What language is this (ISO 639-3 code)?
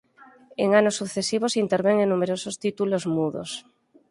glg